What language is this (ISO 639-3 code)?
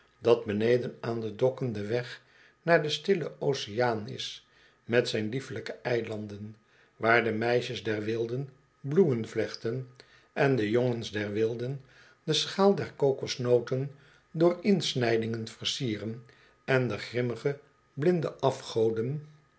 nld